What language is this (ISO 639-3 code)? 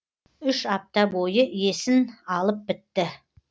kaz